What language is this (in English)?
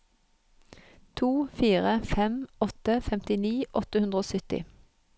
Norwegian